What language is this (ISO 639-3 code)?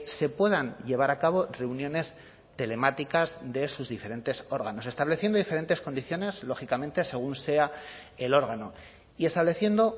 spa